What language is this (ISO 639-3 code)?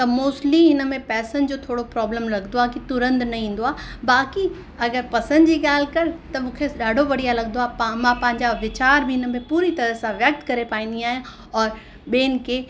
snd